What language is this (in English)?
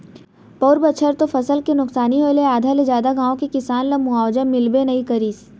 Chhattisgarhi